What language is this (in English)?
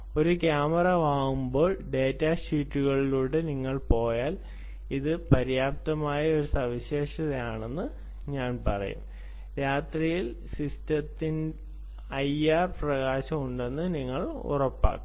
Malayalam